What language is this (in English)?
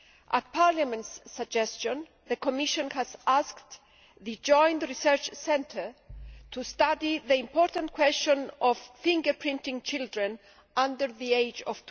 English